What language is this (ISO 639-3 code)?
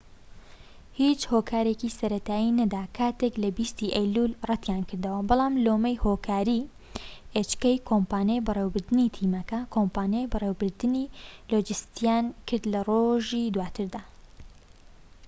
ckb